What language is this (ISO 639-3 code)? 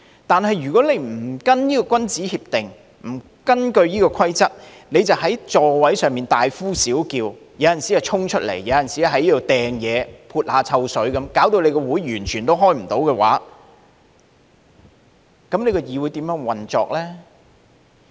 yue